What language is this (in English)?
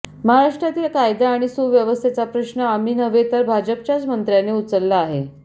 Marathi